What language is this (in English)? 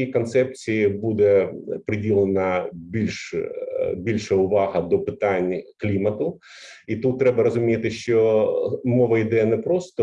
Ukrainian